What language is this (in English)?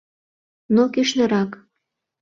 Mari